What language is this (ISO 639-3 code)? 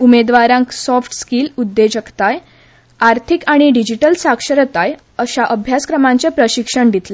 kok